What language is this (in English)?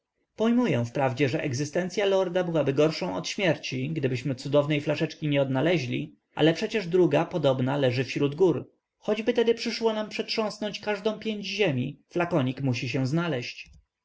Polish